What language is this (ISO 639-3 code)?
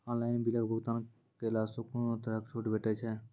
mai